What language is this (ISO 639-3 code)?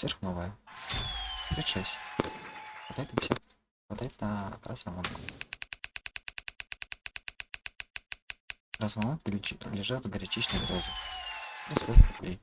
rus